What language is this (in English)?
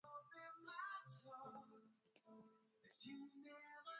Swahili